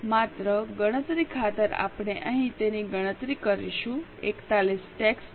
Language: Gujarati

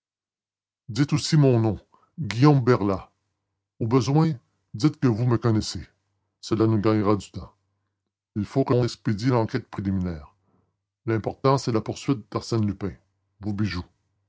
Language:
French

